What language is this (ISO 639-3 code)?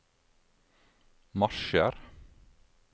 nor